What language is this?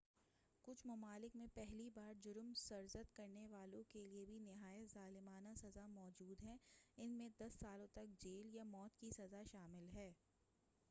Urdu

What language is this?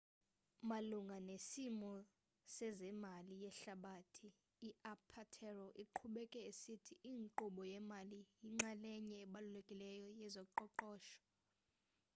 Xhosa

